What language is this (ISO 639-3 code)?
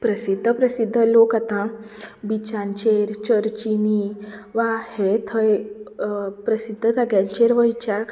kok